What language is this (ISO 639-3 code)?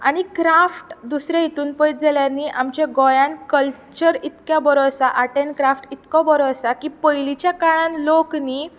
kok